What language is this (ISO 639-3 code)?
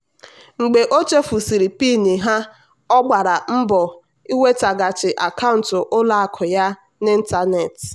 ibo